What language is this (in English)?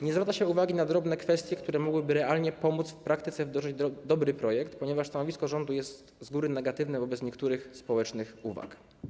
Polish